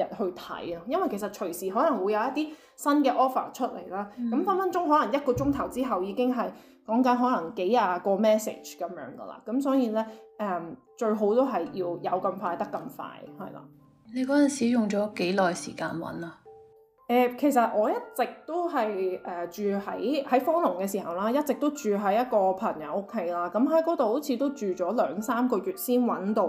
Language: Chinese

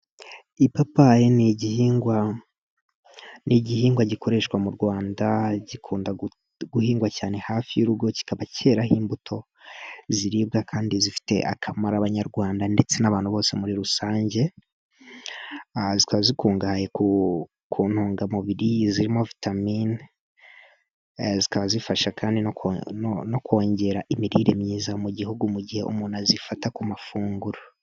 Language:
Kinyarwanda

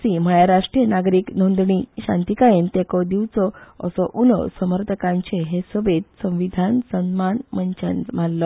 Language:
Konkani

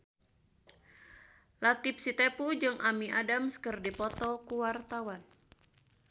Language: Sundanese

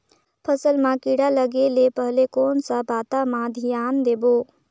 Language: Chhattisgarhi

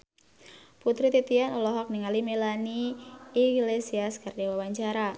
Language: Sundanese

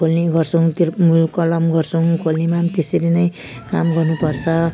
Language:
Nepali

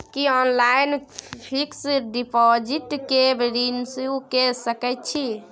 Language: Maithili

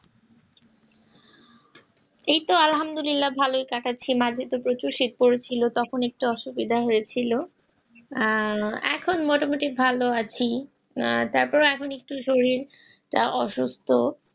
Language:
Bangla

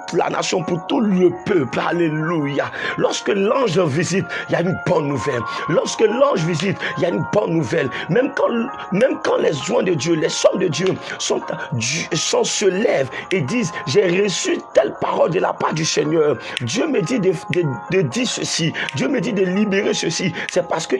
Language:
French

